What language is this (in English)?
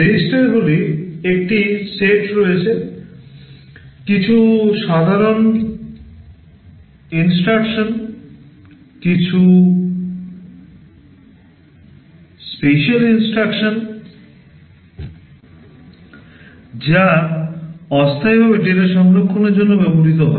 Bangla